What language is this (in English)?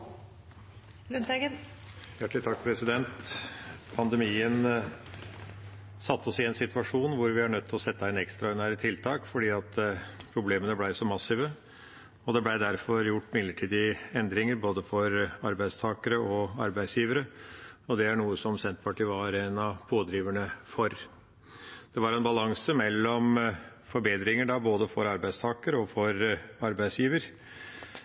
Norwegian Bokmål